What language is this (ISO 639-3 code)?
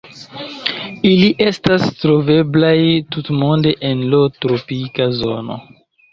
epo